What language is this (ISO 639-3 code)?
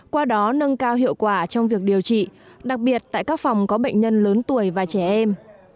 vie